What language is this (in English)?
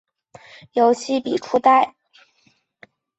Chinese